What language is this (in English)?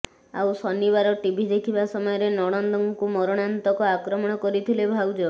Odia